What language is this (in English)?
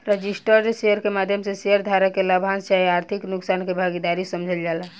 Bhojpuri